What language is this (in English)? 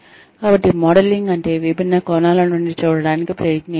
Telugu